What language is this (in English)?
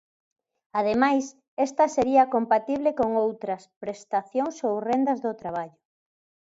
Galician